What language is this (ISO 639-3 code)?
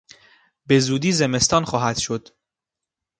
fas